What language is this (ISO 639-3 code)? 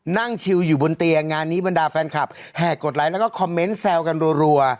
tha